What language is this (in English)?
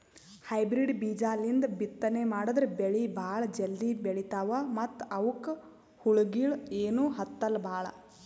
Kannada